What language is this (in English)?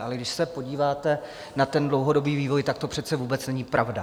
Czech